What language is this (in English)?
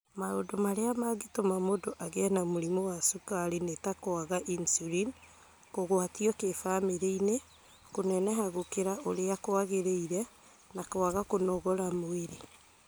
Kikuyu